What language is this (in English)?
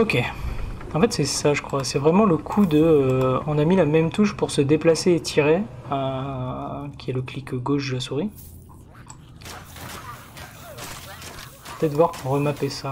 French